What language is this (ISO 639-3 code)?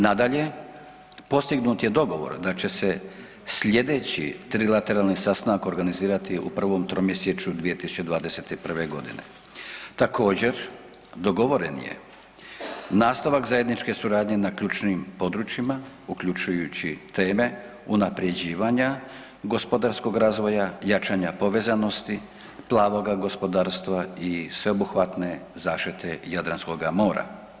hrv